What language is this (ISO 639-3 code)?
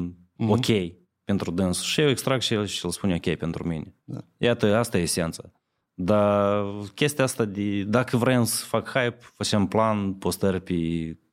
ron